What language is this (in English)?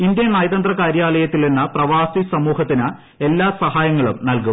Malayalam